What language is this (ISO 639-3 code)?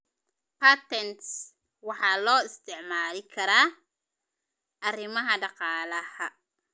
som